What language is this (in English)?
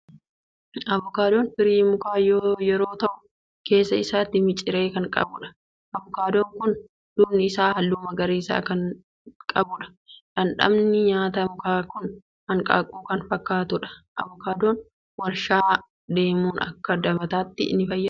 Oromo